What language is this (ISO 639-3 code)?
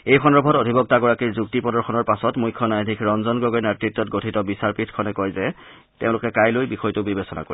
asm